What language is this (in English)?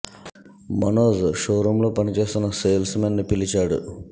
Telugu